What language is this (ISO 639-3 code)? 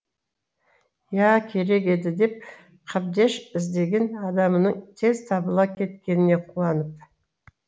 kaz